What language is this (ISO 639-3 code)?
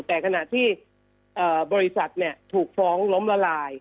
tha